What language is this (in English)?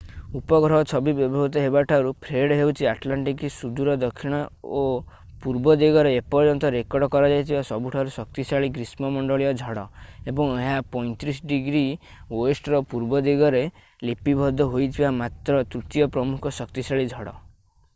Odia